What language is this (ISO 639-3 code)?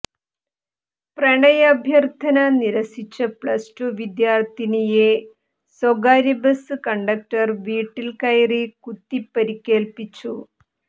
mal